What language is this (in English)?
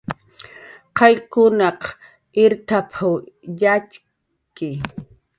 Jaqaru